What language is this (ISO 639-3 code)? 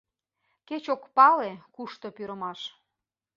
chm